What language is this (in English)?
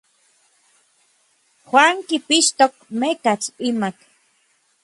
Orizaba Nahuatl